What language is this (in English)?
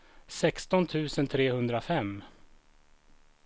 Swedish